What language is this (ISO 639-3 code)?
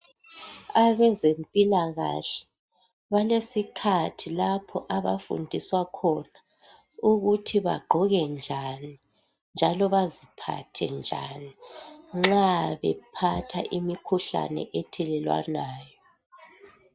nde